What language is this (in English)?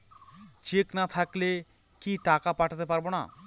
Bangla